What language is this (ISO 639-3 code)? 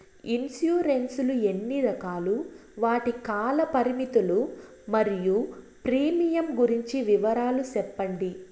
tel